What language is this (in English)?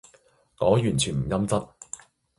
Cantonese